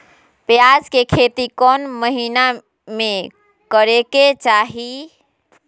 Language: Magahi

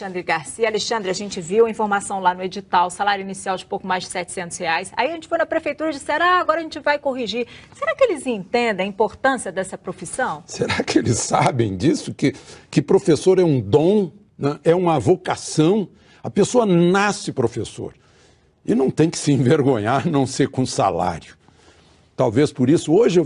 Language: Portuguese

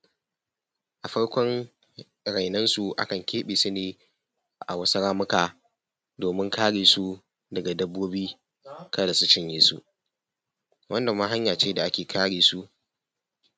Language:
Hausa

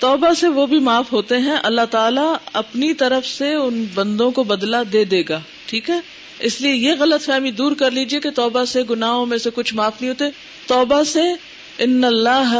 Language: Urdu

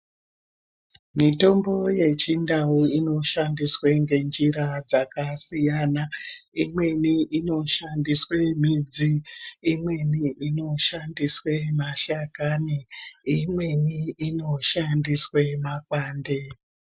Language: Ndau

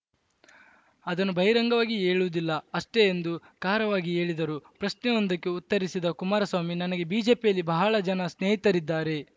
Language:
Kannada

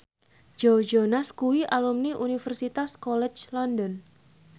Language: Javanese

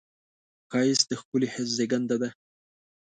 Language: Pashto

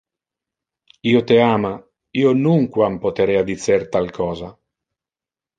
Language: Interlingua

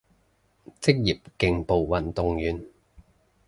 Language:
Cantonese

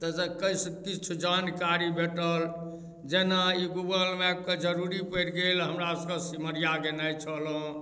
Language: Maithili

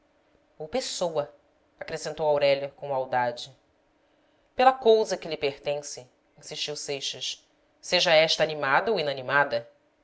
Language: Portuguese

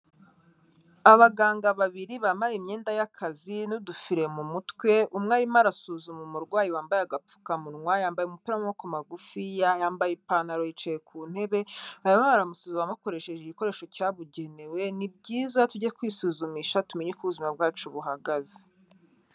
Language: Kinyarwanda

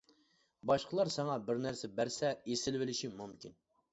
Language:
Uyghur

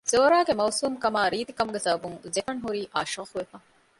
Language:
Divehi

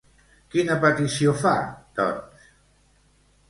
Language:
Catalan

